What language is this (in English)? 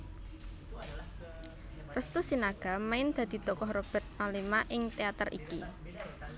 Javanese